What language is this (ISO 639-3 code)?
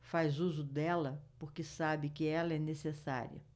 por